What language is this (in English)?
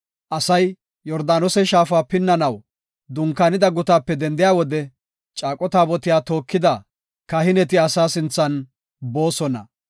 Gofa